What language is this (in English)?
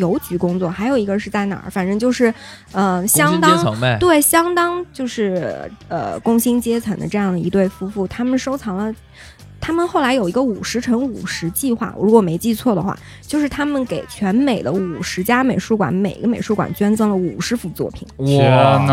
Chinese